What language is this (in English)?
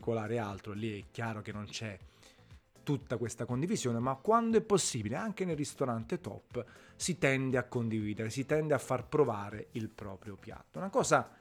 Italian